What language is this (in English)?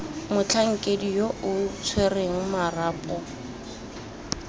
Tswana